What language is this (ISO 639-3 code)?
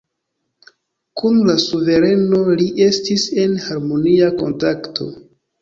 epo